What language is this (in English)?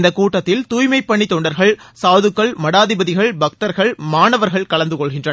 Tamil